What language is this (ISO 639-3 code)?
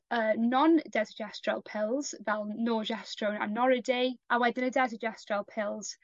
cym